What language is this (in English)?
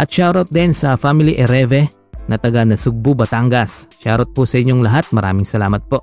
Filipino